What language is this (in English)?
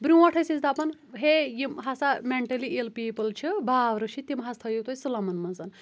Kashmiri